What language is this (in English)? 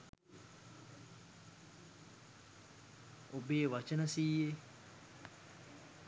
Sinhala